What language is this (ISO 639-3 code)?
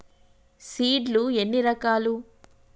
tel